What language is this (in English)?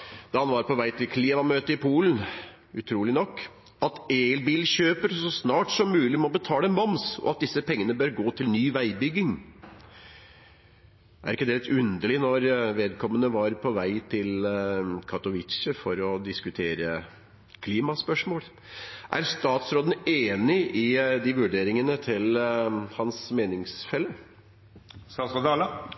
Norwegian Nynorsk